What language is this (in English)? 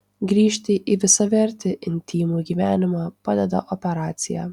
Lithuanian